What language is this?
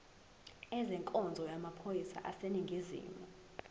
Zulu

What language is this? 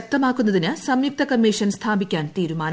Malayalam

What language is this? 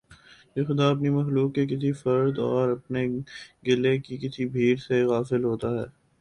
Urdu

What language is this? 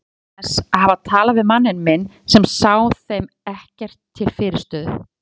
Icelandic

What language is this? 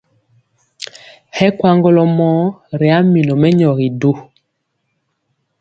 Mpiemo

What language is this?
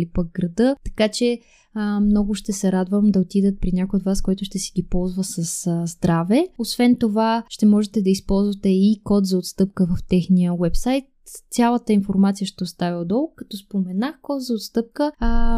Bulgarian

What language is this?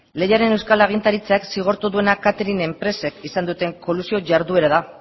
Basque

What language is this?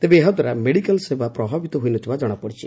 Odia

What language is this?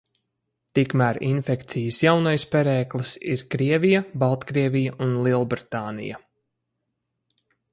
Latvian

